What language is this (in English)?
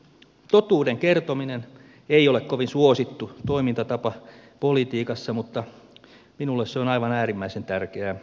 Finnish